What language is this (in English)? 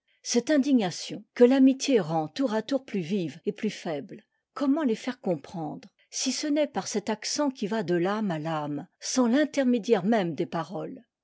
French